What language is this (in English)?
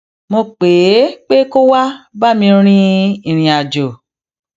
Yoruba